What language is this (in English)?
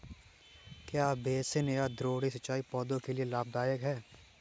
Hindi